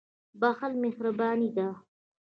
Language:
Pashto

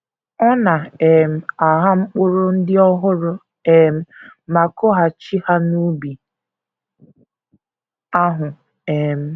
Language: Igbo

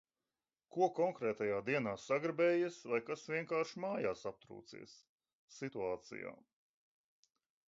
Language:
Latvian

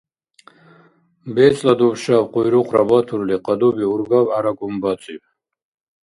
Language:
Dargwa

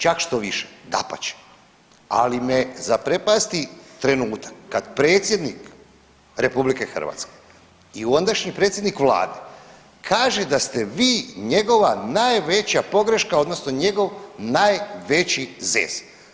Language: Croatian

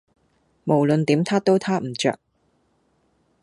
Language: Cantonese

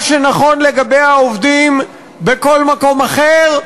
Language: Hebrew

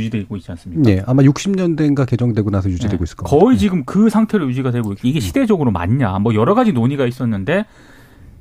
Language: Korean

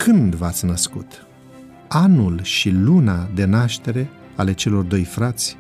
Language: Romanian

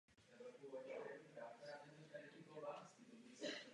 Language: Czech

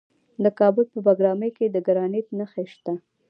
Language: Pashto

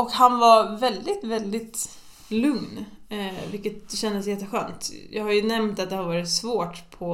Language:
Swedish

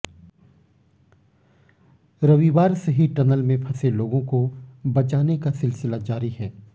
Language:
Hindi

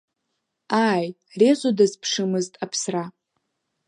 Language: Abkhazian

